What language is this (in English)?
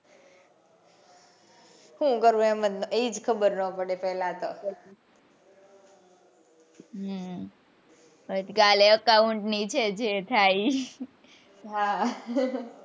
Gujarati